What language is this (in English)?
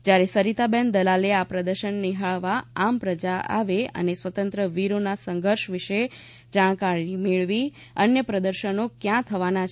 Gujarati